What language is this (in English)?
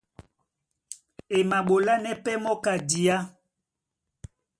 Duala